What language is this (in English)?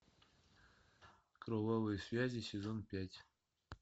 Russian